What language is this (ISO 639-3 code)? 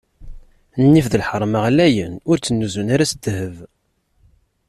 kab